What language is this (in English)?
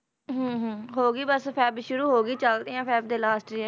Punjabi